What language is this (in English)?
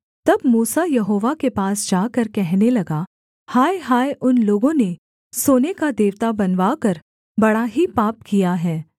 Hindi